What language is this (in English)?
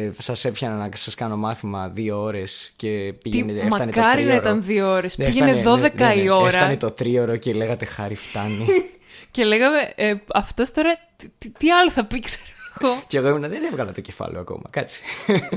Greek